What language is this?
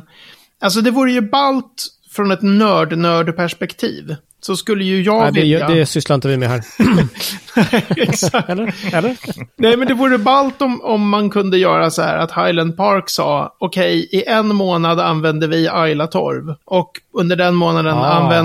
Swedish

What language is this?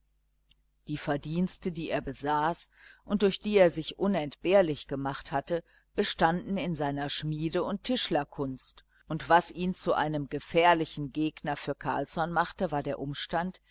German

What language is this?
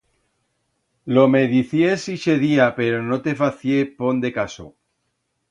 Aragonese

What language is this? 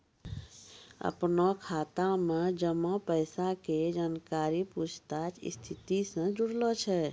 Maithili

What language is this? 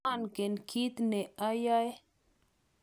Kalenjin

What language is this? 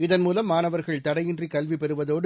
Tamil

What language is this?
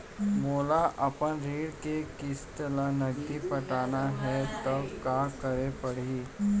Chhattisgarhi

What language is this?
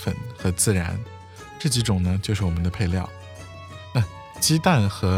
Chinese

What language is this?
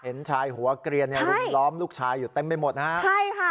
Thai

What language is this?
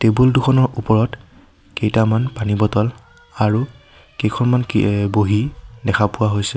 Assamese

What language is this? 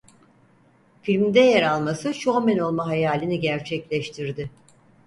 Turkish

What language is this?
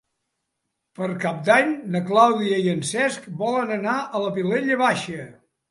Catalan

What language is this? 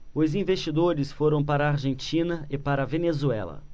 Portuguese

